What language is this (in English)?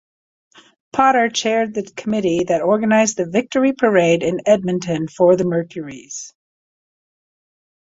English